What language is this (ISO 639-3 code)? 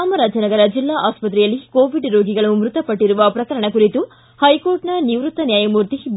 kan